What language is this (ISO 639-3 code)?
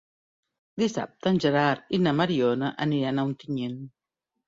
cat